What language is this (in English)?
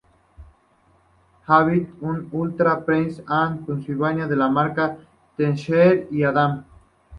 Spanish